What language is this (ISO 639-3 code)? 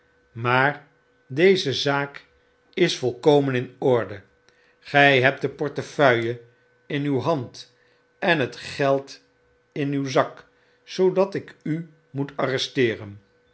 nld